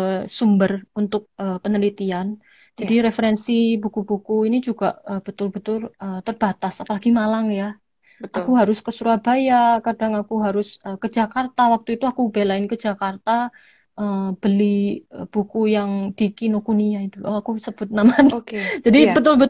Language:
Indonesian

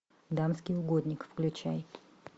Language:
Russian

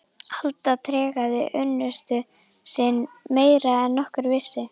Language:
Icelandic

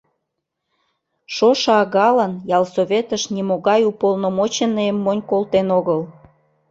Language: Mari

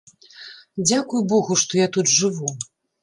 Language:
Belarusian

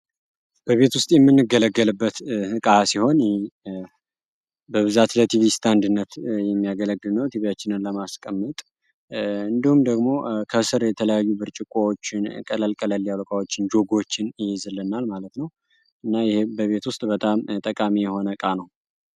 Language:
Amharic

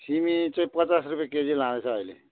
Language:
Nepali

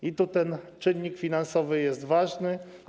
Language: Polish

